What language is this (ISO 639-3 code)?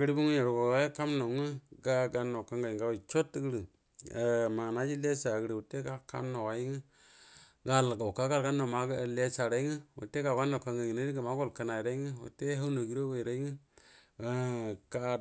bdm